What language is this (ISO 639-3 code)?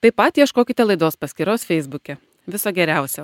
lit